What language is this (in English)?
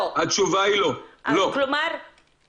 Hebrew